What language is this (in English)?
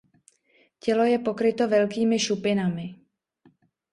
Czech